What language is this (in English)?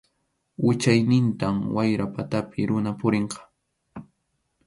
Arequipa-La Unión Quechua